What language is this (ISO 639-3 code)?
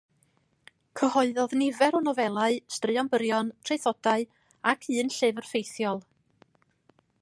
cym